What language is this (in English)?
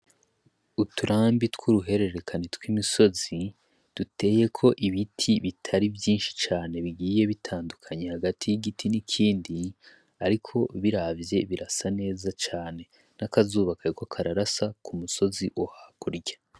Rundi